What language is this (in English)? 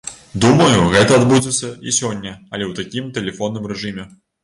Belarusian